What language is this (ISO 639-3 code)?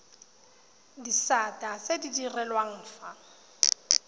tsn